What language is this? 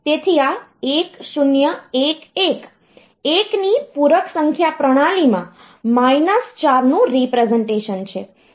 Gujarati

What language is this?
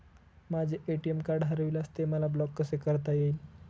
Marathi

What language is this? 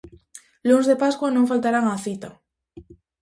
Galician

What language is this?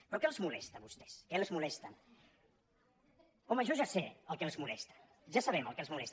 Catalan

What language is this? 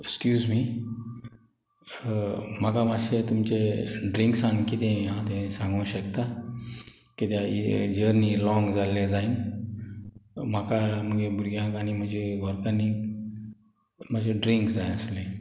Konkani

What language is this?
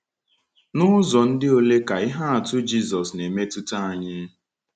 Igbo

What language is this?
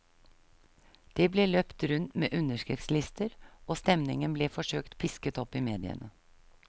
Norwegian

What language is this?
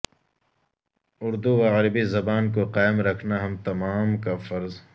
Urdu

